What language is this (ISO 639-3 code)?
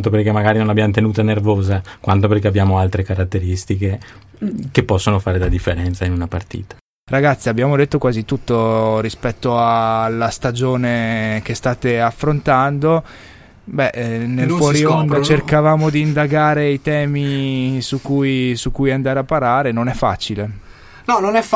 ita